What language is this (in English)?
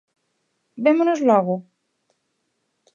Galician